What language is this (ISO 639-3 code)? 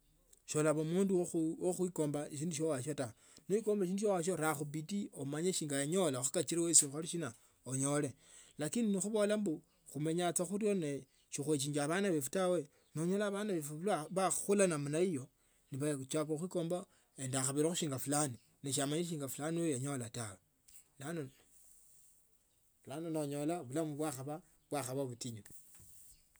lto